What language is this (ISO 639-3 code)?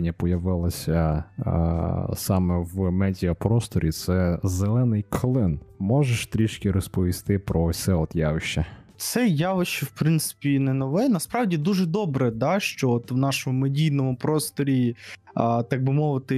ukr